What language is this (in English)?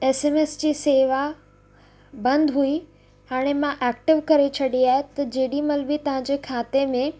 Sindhi